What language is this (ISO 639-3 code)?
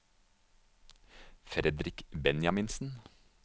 nor